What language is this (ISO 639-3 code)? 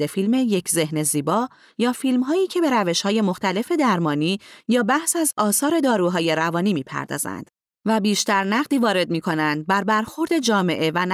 fas